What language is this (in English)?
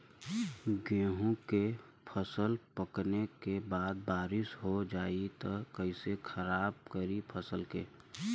Bhojpuri